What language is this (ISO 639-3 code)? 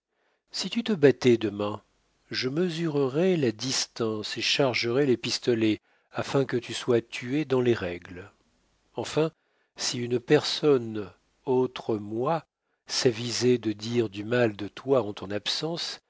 fra